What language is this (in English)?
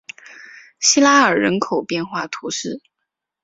Chinese